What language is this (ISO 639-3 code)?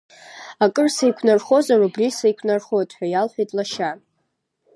abk